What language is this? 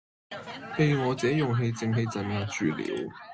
Cantonese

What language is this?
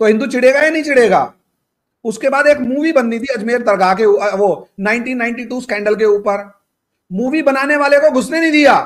Hindi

